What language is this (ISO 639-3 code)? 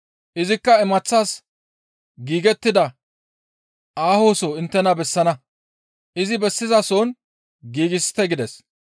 gmv